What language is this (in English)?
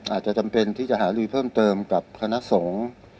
Thai